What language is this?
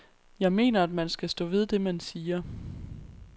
Danish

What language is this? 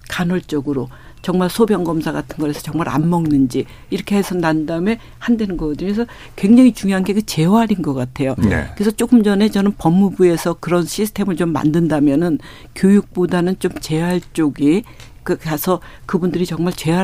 Korean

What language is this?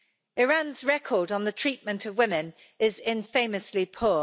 English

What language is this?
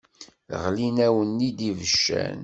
Kabyle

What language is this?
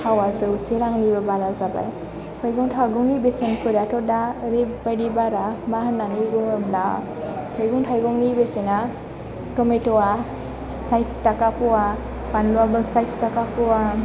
Bodo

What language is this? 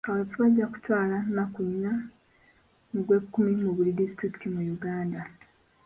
Ganda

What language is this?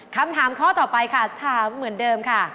Thai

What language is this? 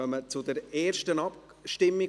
Swiss German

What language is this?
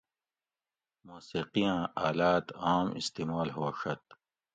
Gawri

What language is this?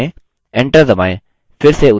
Hindi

